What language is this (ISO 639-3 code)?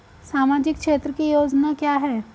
hin